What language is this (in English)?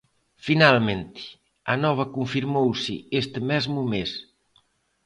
Galician